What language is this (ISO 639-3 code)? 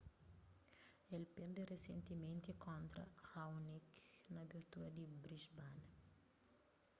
kea